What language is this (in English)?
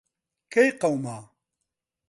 Central Kurdish